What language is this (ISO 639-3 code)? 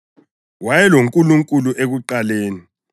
nde